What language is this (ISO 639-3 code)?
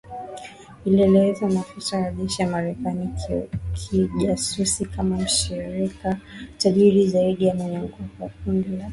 swa